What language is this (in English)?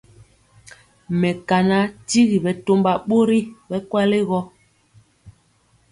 Mpiemo